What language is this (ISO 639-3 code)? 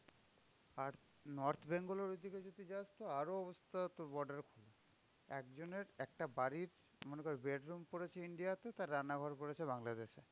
ben